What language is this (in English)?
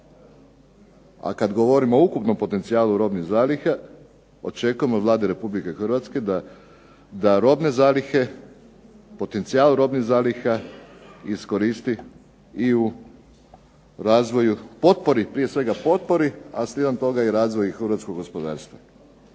Croatian